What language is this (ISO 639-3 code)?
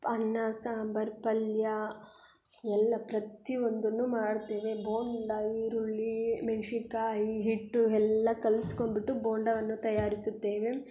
kan